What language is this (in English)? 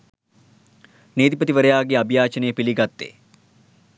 Sinhala